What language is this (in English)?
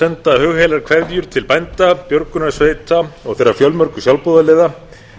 Icelandic